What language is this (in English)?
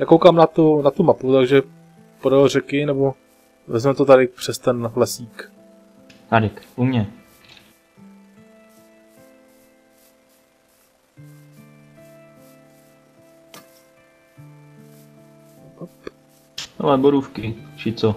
Czech